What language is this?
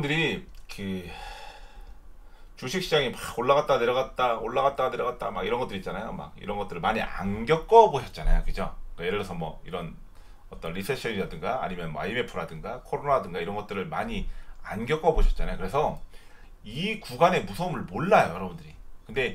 Korean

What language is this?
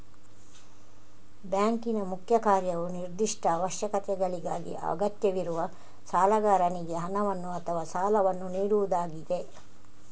Kannada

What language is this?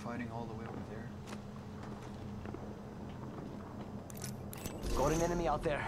English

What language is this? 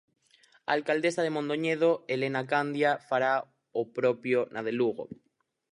Galician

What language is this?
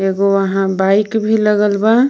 Bhojpuri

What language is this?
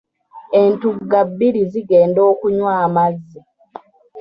Ganda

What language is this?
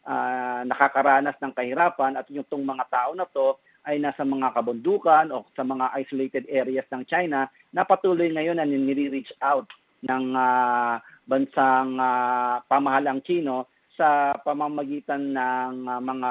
Filipino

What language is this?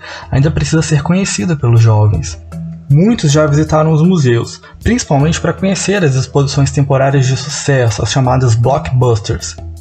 Portuguese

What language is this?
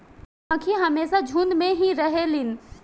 Bhojpuri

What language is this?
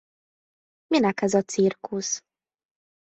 Hungarian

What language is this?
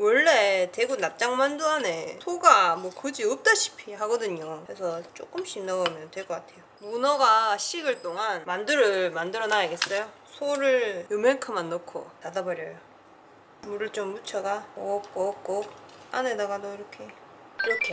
Korean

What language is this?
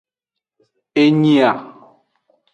Aja (Benin)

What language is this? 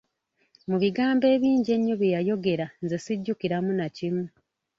Ganda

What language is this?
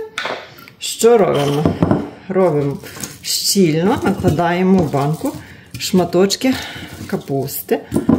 Ukrainian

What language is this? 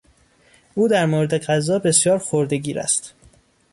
Persian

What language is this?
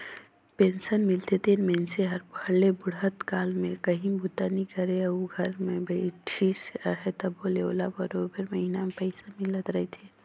Chhattisgarhi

